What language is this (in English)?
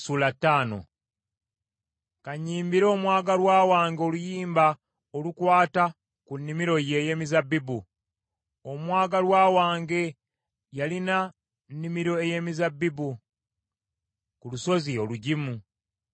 Ganda